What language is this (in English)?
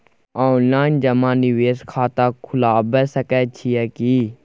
Maithili